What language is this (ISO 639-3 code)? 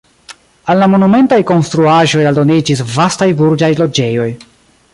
epo